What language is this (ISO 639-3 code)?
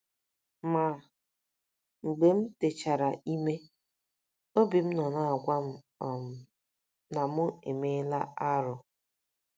ibo